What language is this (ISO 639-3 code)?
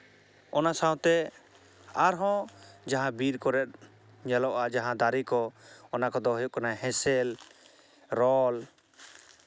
sat